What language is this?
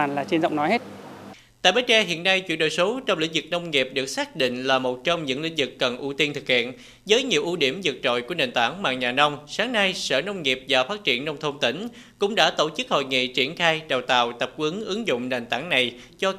Vietnamese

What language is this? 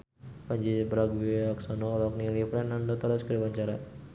Sundanese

